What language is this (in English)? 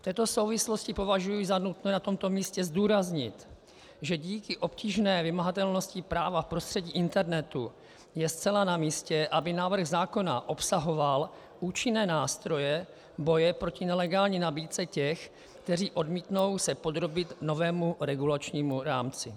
Czech